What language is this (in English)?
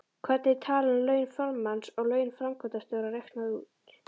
Icelandic